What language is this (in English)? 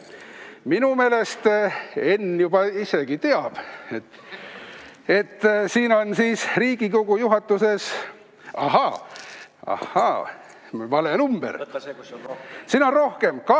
Estonian